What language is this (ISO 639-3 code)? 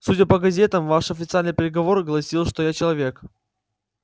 rus